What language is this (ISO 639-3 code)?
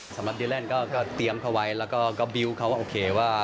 tha